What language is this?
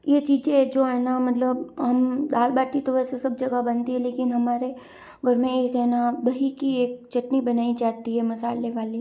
Hindi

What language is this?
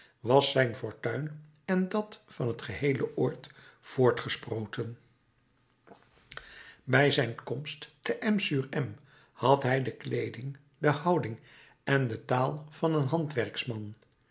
Dutch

